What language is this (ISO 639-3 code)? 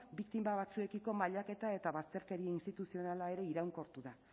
eus